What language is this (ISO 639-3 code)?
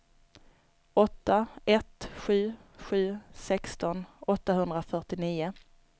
swe